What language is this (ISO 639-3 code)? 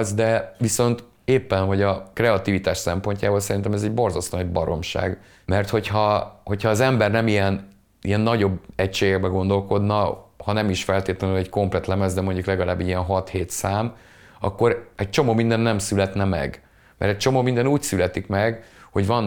hun